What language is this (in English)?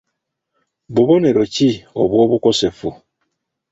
Ganda